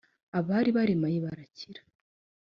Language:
Kinyarwanda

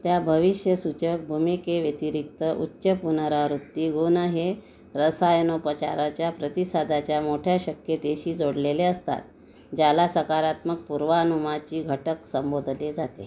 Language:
Marathi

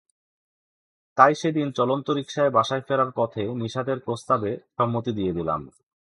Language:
Bangla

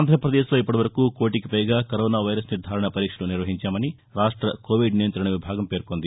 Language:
Telugu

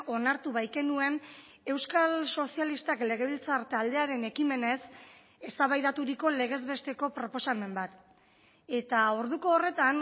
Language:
Basque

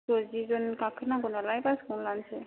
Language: Bodo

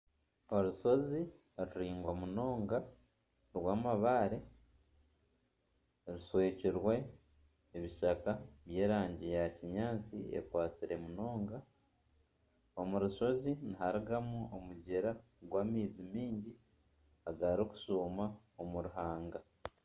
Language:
Nyankole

